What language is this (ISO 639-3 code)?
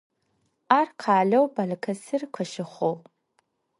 ady